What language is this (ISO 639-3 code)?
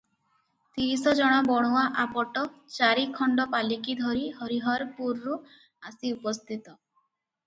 ori